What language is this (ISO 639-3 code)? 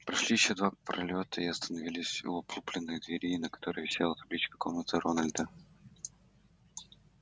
rus